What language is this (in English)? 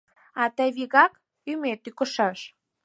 Mari